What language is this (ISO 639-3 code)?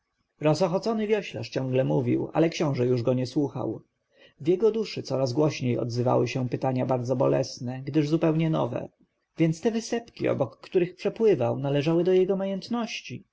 pol